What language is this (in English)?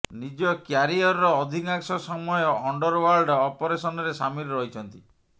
Odia